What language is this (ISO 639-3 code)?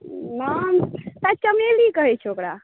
mai